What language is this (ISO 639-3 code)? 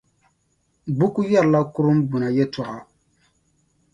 dag